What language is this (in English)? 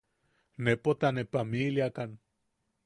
Yaqui